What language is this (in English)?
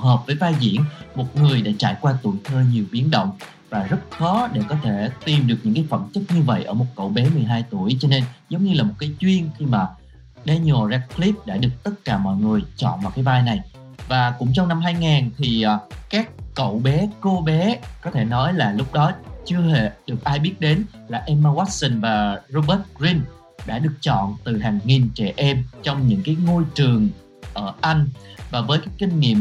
Vietnamese